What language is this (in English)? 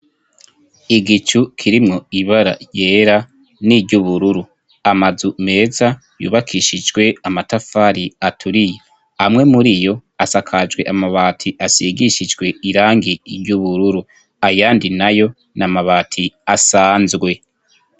Rundi